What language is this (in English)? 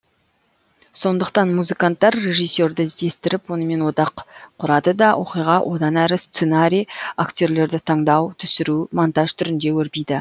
Kazakh